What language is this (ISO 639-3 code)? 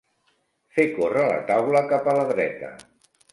cat